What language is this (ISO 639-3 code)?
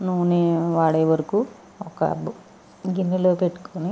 tel